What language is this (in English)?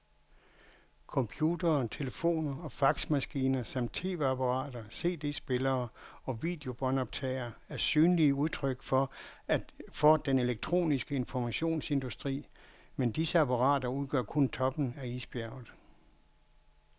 Danish